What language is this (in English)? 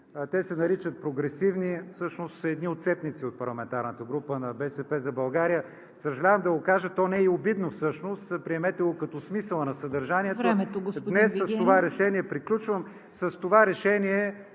Bulgarian